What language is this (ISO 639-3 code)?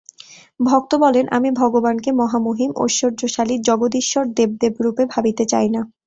ben